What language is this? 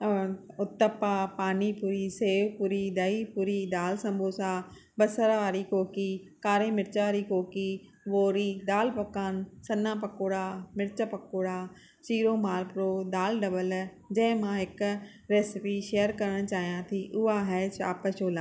Sindhi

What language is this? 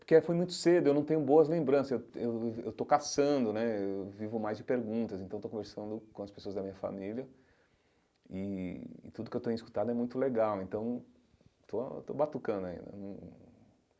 Portuguese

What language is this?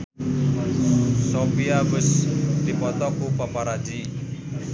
Sundanese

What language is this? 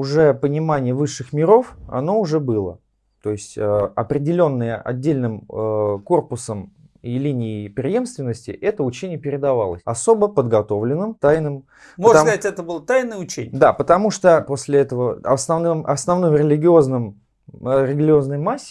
Russian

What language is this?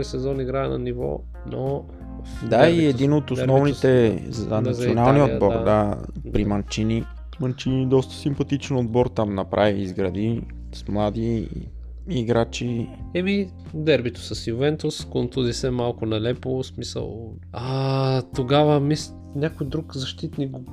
Bulgarian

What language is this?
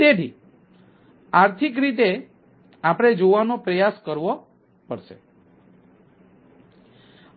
Gujarati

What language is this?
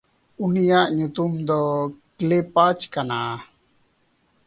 Santali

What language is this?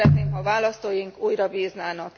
Hungarian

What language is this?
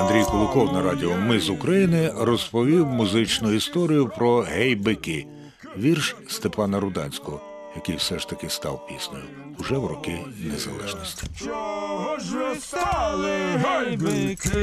Ukrainian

